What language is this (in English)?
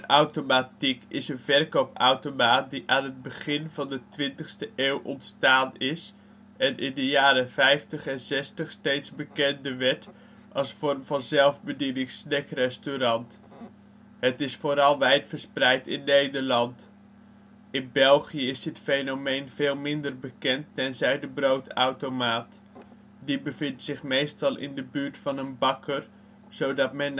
Dutch